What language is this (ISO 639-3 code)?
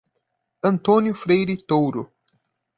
por